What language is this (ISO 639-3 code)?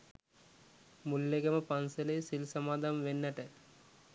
sin